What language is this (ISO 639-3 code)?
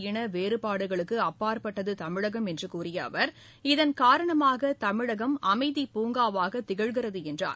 tam